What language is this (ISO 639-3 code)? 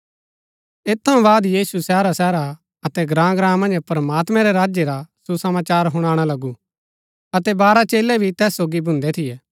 gbk